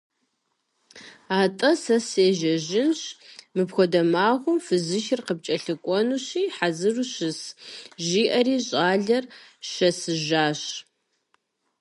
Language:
Kabardian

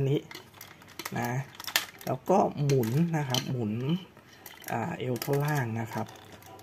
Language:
Thai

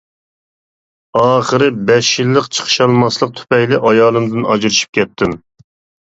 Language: Uyghur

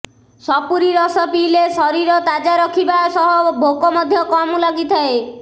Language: Odia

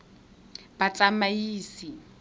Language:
Tswana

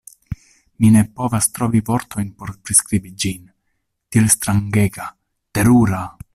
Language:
Esperanto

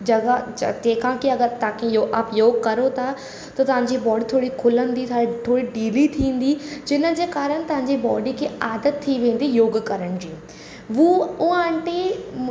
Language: Sindhi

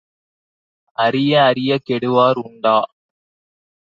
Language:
Tamil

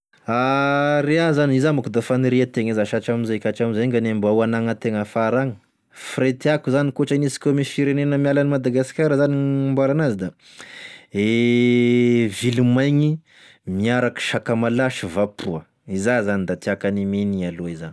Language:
Tesaka Malagasy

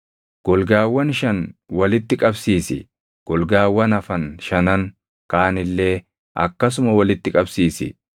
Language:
Oromo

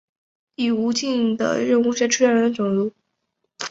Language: Chinese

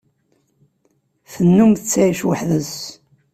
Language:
Kabyle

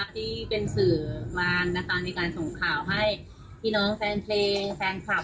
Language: Thai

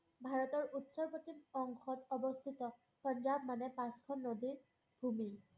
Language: Assamese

